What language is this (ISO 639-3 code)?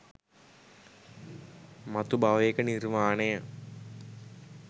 sin